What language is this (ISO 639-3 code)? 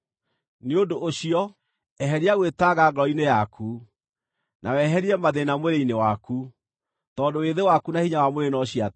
kik